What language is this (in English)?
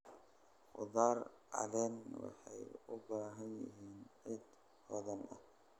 Somali